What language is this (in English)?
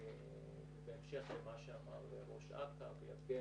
Hebrew